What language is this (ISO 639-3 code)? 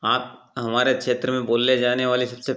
hin